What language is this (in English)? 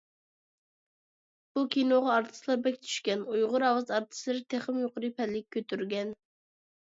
Uyghur